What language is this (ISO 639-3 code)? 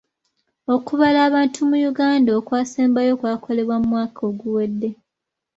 lug